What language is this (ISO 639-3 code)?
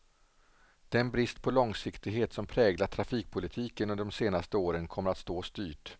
swe